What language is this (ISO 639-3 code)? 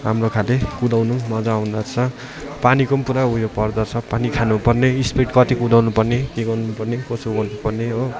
nep